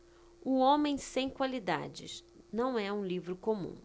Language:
Portuguese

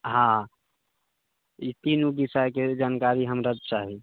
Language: Maithili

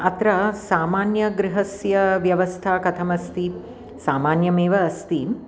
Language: Sanskrit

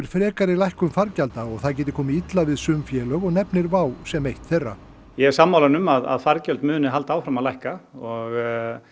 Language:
Icelandic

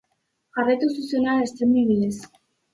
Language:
Basque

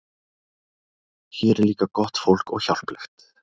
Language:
Icelandic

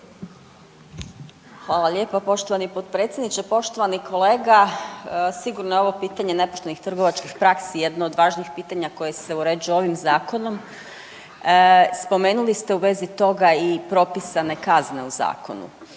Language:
Croatian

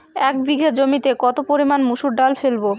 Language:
Bangla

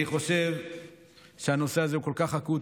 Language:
Hebrew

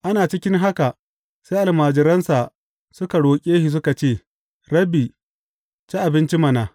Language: Hausa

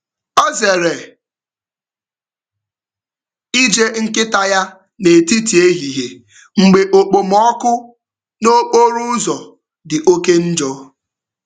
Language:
Igbo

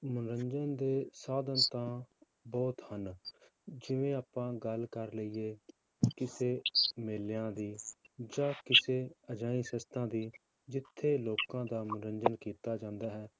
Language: Punjabi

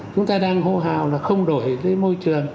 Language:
Vietnamese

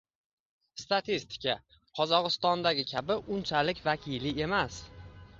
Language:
Uzbek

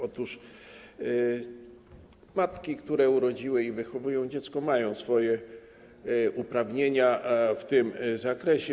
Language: Polish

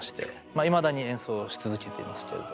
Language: Japanese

